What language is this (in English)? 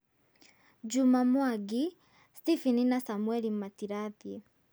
Kikuyu